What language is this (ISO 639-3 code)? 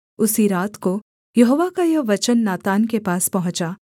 hin